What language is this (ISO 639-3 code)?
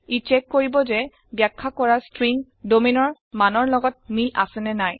asm